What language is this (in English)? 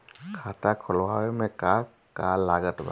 Bhojpuri